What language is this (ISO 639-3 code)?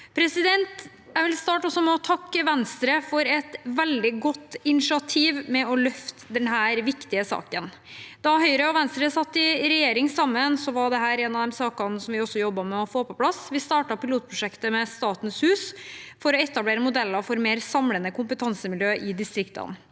nor